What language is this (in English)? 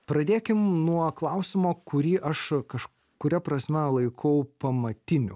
Lithuanian